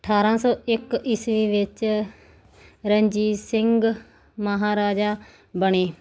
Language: Punjabi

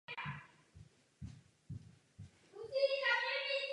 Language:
Czech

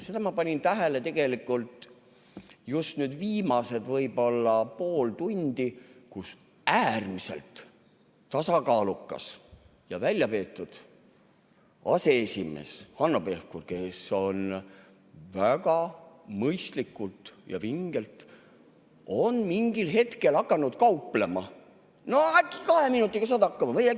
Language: Estonian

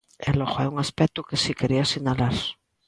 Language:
Galician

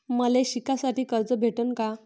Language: Marathi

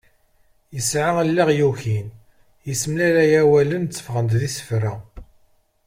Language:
Kabyle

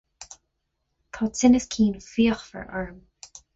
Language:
Irish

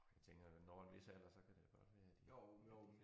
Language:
Danish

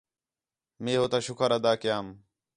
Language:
Khetrani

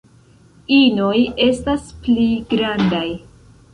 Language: Esperanto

